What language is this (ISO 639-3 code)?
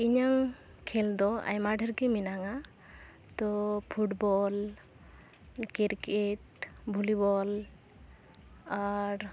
sat